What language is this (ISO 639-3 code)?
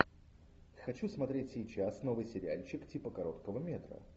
rus